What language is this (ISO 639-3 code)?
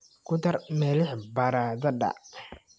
som